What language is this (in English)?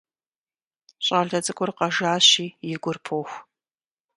Kabardian